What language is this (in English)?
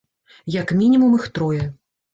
Belarusian